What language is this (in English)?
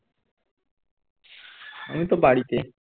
Bangla